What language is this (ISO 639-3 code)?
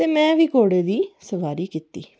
doi